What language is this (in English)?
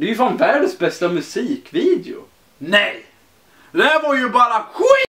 Swedish